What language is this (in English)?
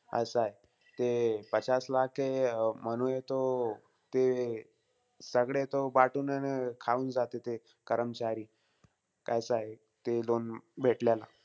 Marathi